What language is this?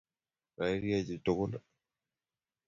Kalenjin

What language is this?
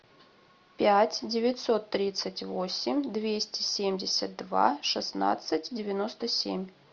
Russian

